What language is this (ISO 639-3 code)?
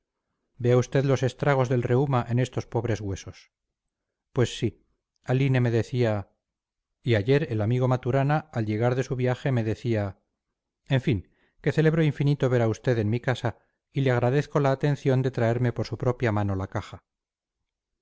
spa